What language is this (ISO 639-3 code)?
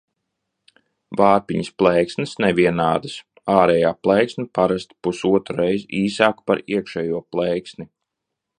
lav